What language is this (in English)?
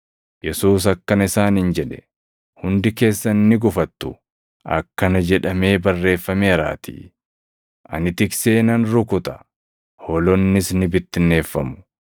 Oromo